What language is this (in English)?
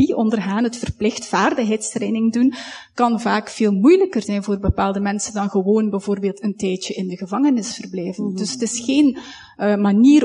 Dutch